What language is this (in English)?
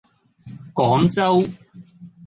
Cantonese